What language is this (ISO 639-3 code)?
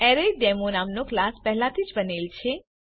guj